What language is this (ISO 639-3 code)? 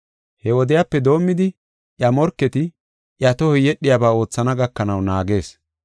gof